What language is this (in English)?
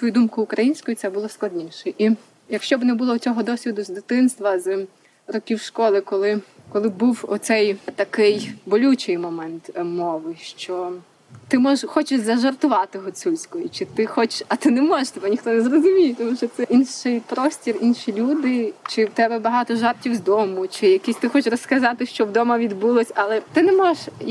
Ukrainian